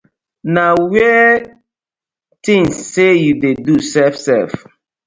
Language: Nigerian Pidgin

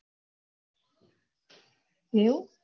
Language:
Gujarati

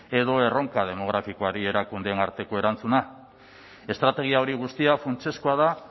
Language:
Basque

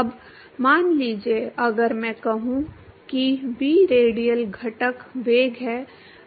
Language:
Hindi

